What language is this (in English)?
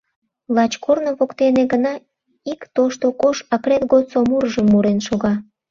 Mari